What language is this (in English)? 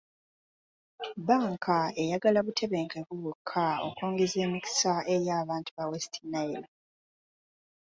Ganda